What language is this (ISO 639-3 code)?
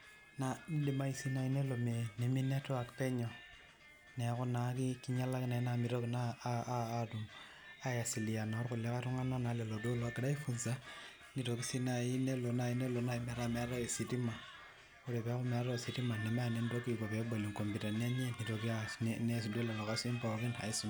mas